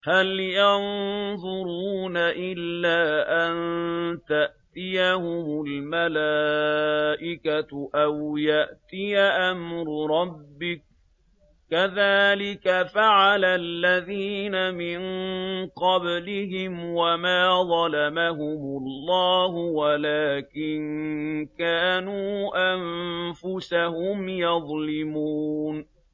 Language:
Arabic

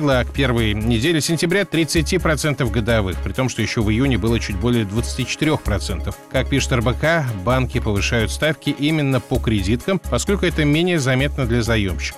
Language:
Russian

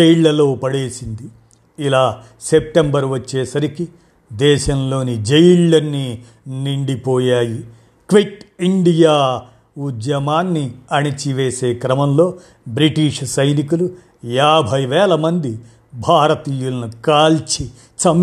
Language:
Telugu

